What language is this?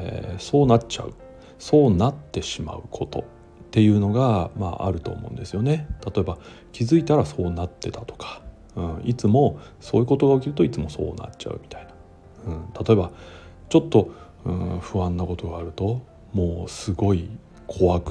Japanese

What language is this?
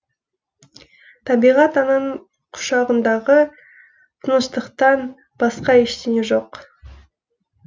Kazakh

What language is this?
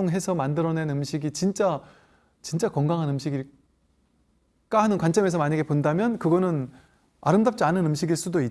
Korean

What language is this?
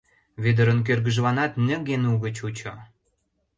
Mari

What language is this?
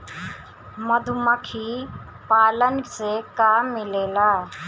Bhojpuri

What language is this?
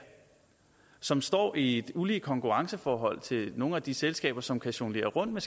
Danish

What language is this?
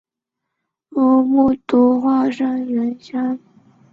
Chinese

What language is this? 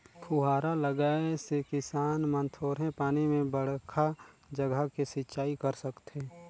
Chhattisgarhi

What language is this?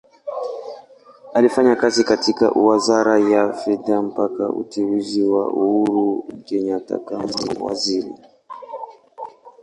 Swahili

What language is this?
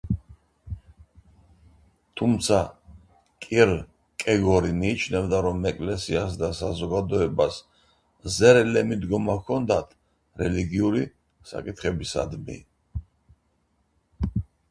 Georgian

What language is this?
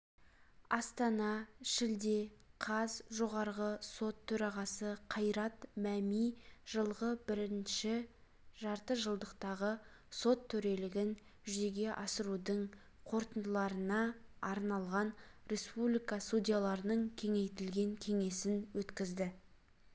Kazakh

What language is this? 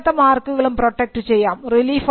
Malayalam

